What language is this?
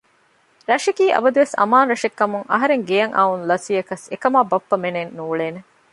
Divehi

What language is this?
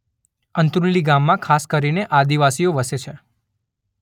Gujarati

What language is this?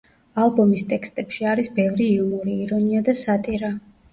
Georgian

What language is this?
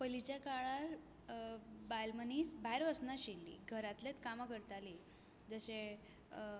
Konkani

